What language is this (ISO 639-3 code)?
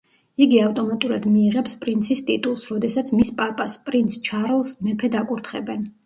kat